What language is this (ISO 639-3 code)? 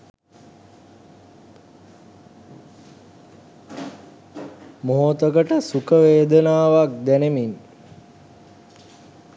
sin